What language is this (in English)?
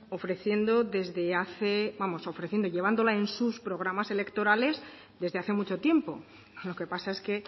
Spanish